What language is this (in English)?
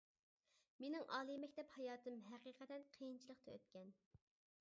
Uyghur